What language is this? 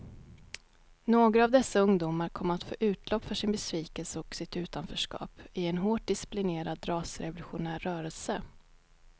Swedish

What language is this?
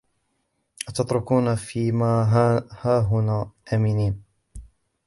Arabic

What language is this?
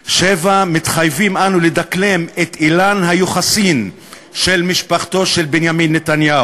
Hebrew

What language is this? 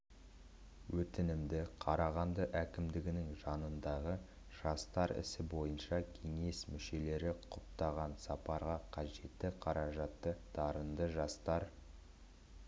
Kazakh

